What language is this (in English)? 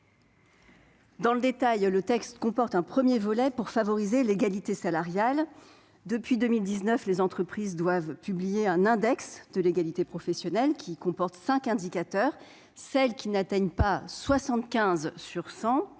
French